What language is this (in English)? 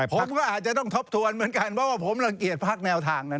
Thai